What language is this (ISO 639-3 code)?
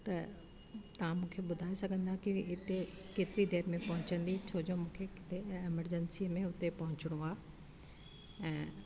snd